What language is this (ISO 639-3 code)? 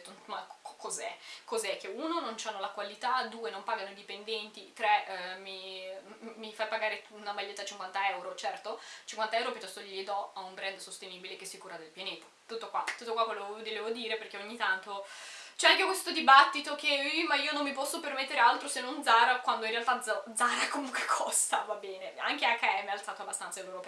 ita